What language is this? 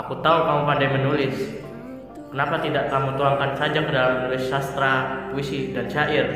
Indonesian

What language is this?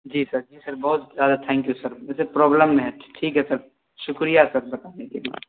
Urdu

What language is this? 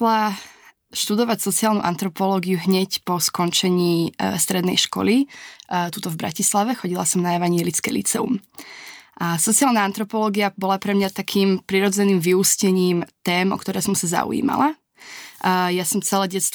Slovak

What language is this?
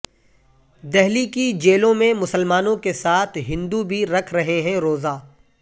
Urdu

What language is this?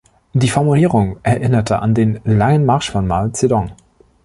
German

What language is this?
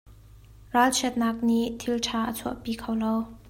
Hakha Chin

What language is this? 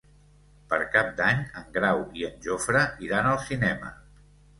Catalan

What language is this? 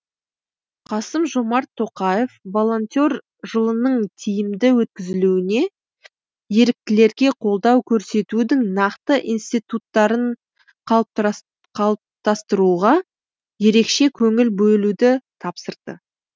Kazakh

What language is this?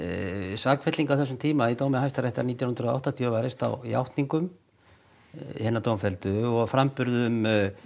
Icelandic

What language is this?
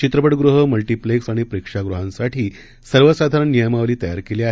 Marathi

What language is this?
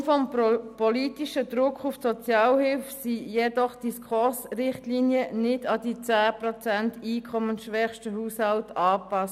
Swiss German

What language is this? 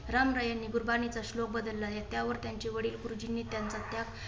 Marathi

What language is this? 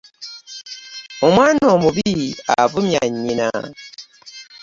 Ganda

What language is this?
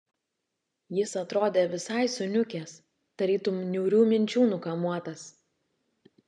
Lithuanian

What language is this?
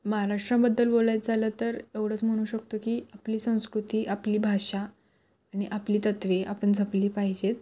Marathi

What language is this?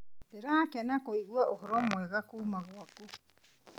Kikuyu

